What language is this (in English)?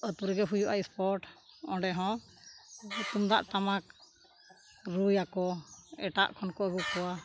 Santali